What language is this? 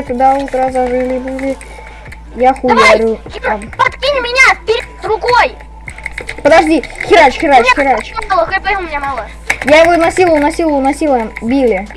Russian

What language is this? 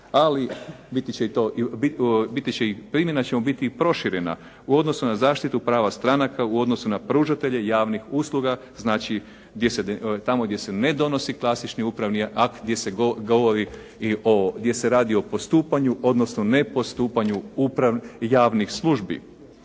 Croatian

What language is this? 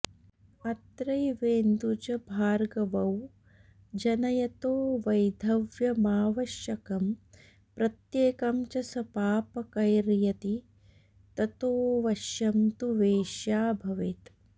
Sanskrit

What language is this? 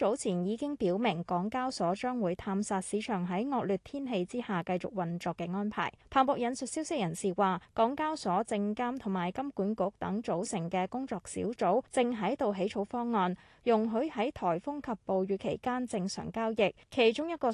Chinese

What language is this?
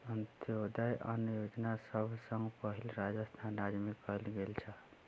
Maithili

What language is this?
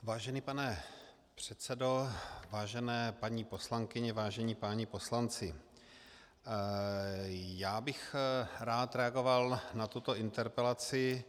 Czech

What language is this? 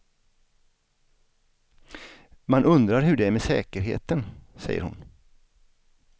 Swedish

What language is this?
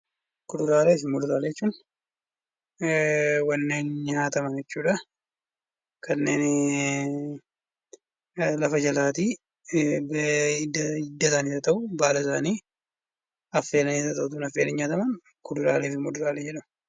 Oromo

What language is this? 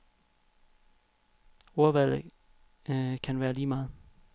Danish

